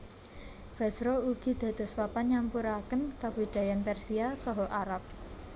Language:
Javanese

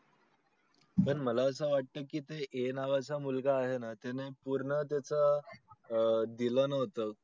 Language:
Marathi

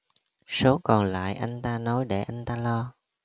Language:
Vietnamese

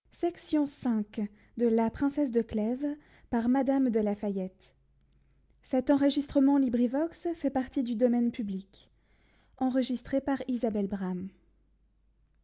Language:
French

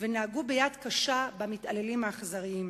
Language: Hebrew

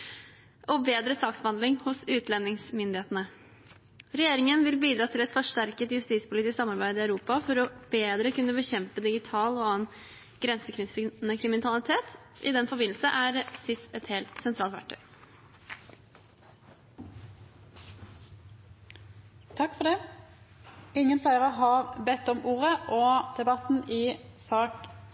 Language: Norwegian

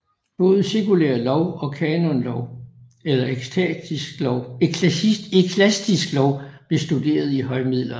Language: Danish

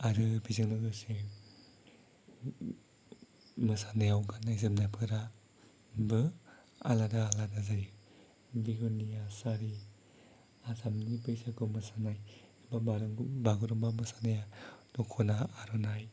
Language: Bodo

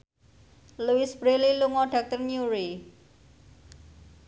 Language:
Javanese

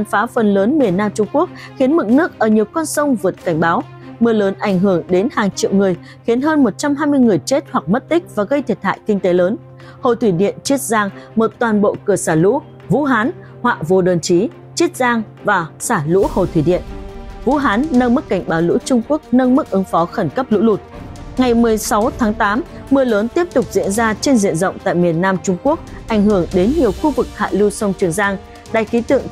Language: Vietnamese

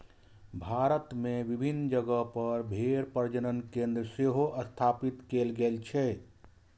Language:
Maithili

